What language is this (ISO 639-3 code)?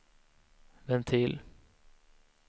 swe